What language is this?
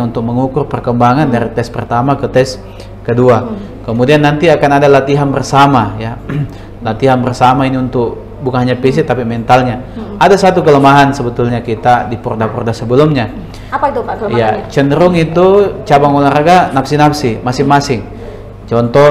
Indonesian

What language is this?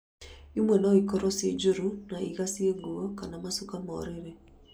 Kikuyu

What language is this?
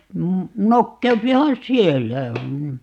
Finnish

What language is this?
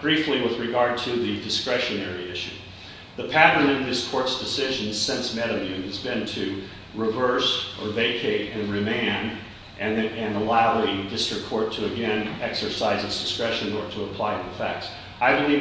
English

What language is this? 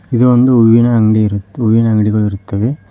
Kannada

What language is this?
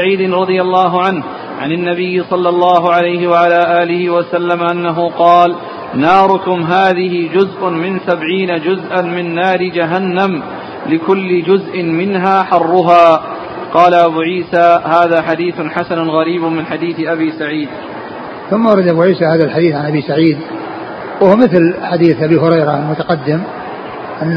Arabic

